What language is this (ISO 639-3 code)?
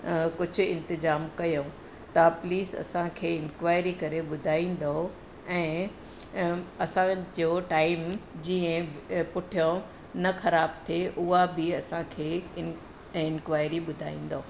snd